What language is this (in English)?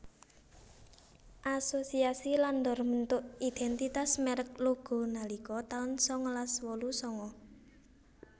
Javanese